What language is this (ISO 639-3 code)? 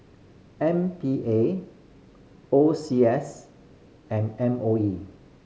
eng